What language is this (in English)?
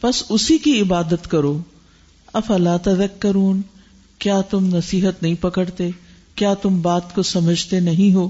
Urdu